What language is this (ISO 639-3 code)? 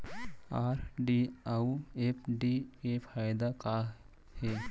hne